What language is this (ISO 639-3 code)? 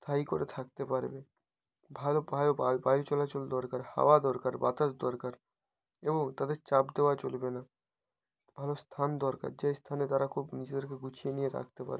ben